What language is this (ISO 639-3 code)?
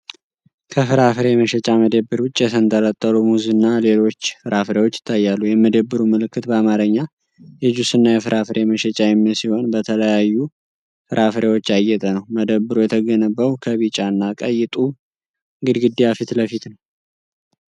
amh